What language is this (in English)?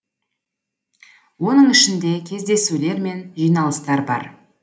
Kazakh